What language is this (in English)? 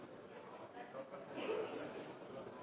Norwegian Bokmål